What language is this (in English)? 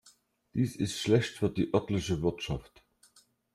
German